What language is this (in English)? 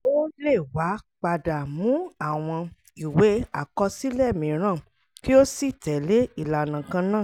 Yoruba